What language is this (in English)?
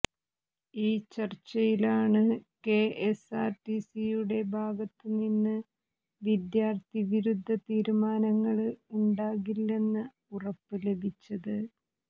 Malayalam